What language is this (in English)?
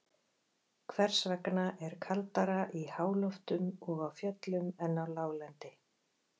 Icelandic